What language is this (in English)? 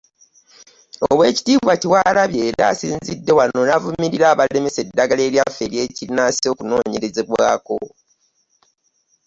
Ganda